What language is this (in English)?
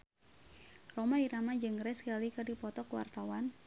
Sundanese